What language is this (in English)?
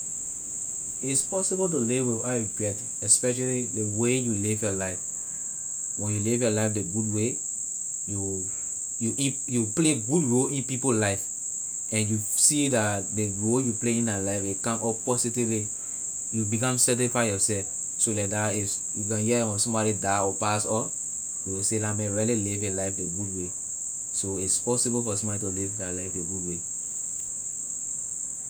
Liberian English